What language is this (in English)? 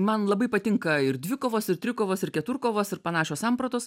Lithuanian